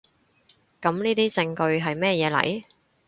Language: Cantonese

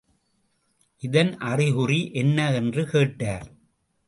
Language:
Tamil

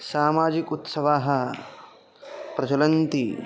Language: Sanskrit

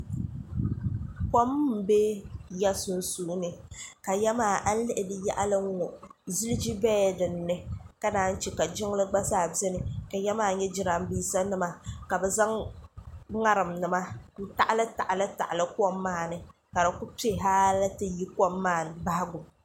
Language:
Dagbani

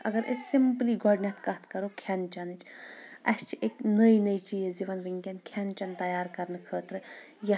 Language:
Kashmiri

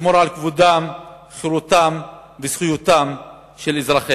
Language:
Hebrew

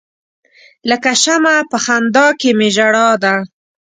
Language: Pashto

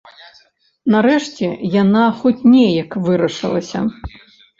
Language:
Belarusian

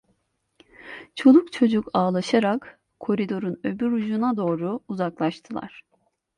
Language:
Turkish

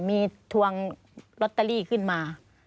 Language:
Thai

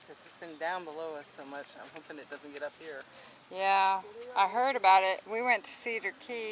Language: English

